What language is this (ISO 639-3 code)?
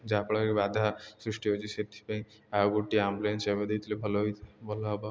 ori